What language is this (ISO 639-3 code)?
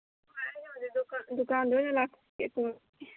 mni